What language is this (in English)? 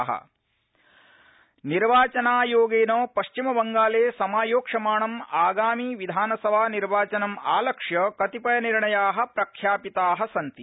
Sanskrit